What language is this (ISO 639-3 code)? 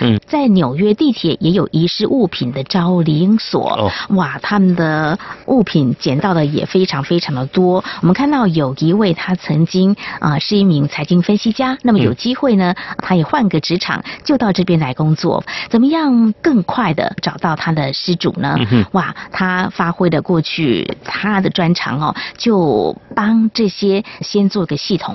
zho